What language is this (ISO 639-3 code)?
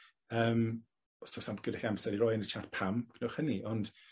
cym